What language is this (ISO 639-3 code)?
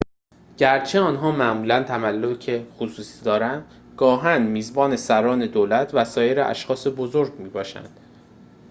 fas